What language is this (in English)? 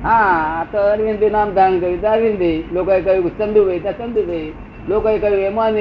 Gujarati